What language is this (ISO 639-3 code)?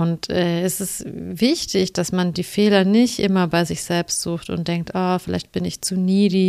deu